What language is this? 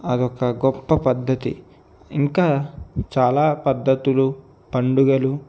Telugu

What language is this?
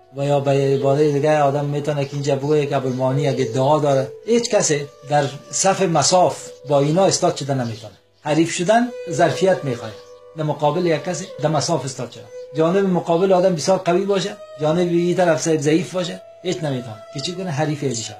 Persian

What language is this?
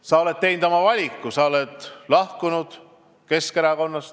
Estonian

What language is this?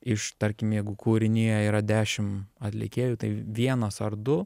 Lithuanian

